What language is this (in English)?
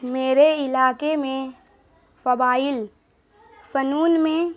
Urdu